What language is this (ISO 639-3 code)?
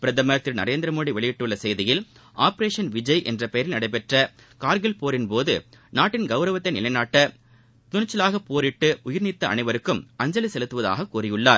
tam